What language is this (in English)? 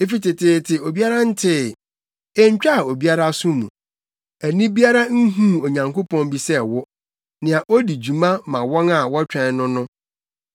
Akan